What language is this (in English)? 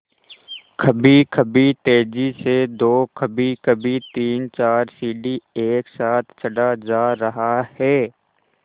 Hindi